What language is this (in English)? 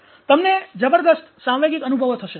Gujarati